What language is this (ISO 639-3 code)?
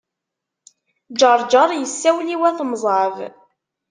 kab